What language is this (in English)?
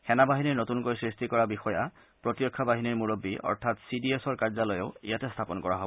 Assamese